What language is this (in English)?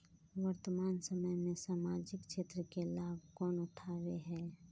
Magahi